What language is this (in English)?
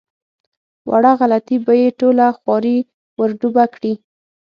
Pashto